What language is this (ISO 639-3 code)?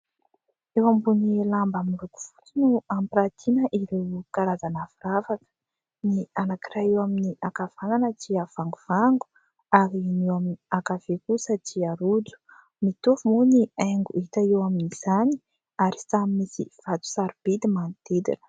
mlg